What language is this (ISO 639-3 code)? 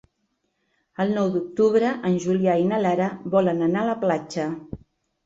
cat